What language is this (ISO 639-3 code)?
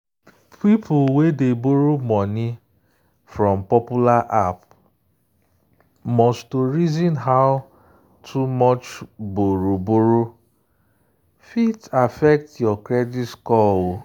pcm